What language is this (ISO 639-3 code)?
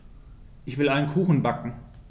deu